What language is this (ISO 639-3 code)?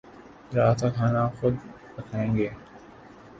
urd